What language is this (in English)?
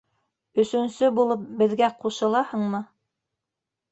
Bashkir